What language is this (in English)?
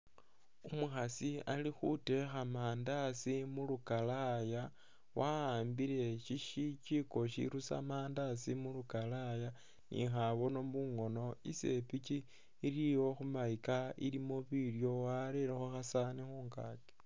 Masaaba